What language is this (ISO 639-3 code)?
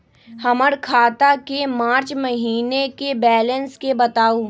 mag